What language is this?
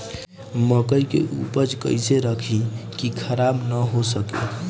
Bhojpuri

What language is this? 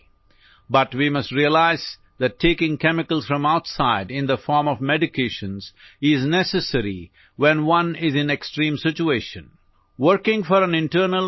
Urdu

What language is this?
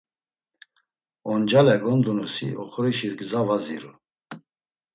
Laz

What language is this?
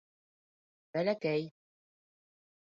Bashkir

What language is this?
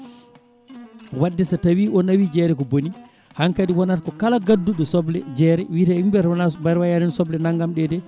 Fula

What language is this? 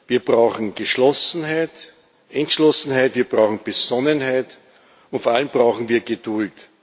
German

